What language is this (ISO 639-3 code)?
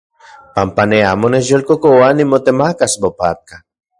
ncx